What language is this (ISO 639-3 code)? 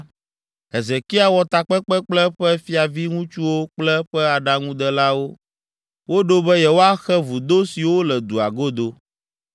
ewe